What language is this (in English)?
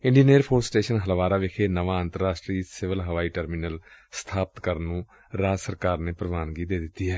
Punjabi